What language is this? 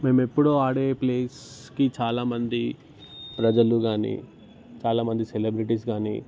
Telugu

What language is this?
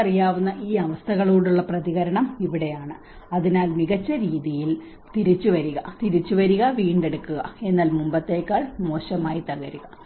Malayalam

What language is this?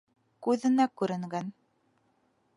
Bashkir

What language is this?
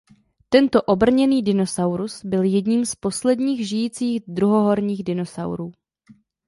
Czech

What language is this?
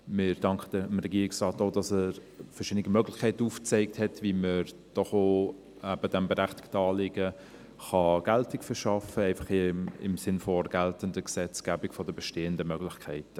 Swiss German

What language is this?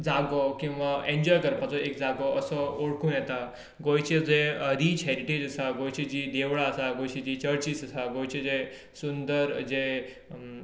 Konkani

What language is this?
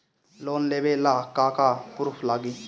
Bhojpuri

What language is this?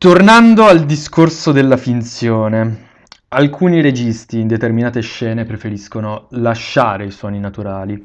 Italian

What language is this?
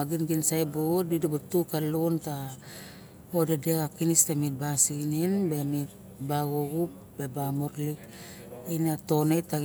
Barok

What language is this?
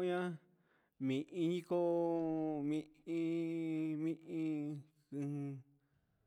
Huitepec Mixtec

